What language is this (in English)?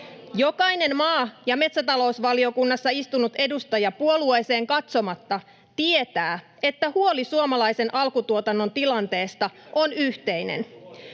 Finnish